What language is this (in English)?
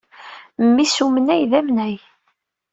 Kabyle